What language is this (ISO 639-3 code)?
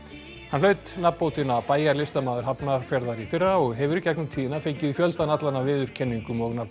isl